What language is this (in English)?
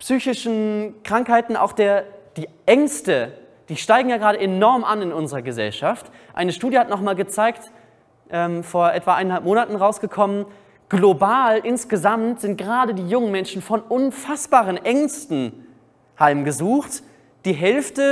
German